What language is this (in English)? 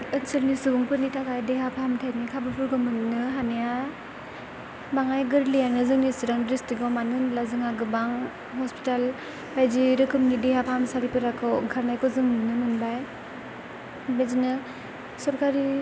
Bodo